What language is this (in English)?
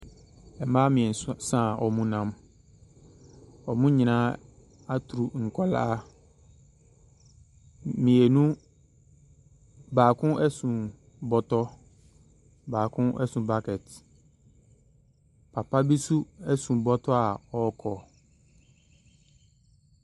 Akan